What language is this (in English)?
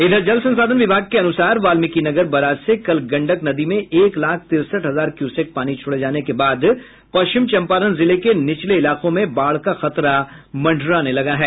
Hindi